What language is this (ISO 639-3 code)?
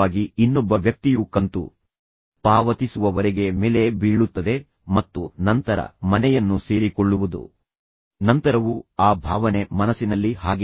kan